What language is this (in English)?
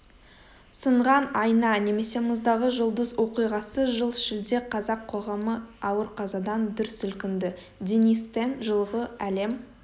Kazakh